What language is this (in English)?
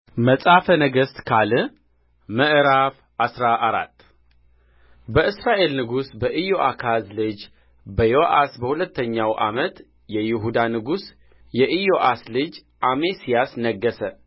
Amharic